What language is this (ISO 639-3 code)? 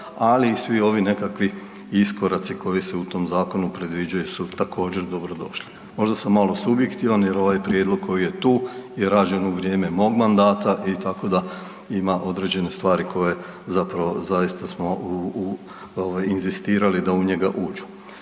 hrv